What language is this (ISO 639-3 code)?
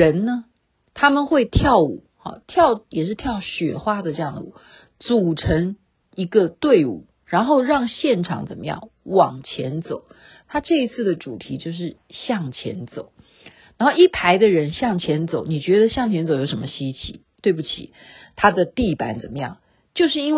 zho